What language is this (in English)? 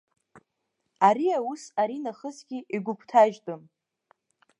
Abkhazian